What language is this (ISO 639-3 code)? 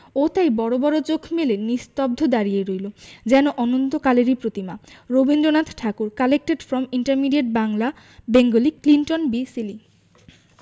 ben